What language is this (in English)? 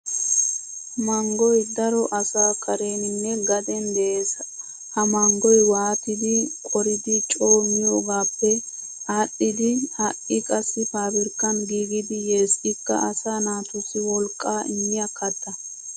Wolaytta